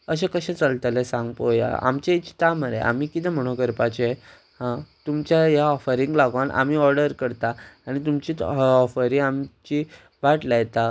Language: Konkani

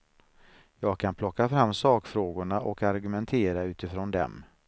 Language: Swedish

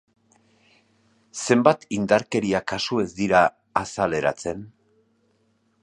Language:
Basque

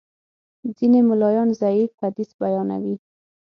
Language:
Pashto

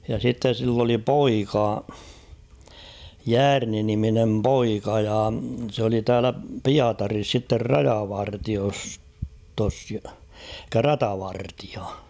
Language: Finnish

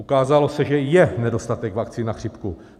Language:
Czech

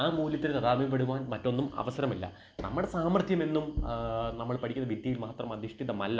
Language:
Malayalam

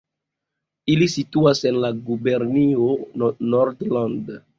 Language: Esperanto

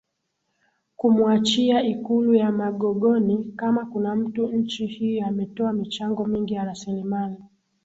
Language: Swahili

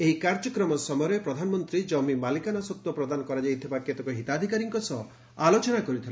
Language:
Odia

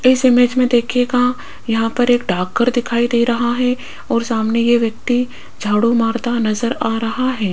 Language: Hindi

